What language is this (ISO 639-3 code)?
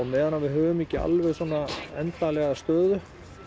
isl